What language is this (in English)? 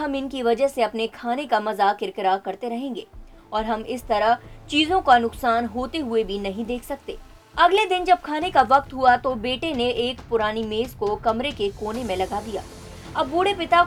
Hindi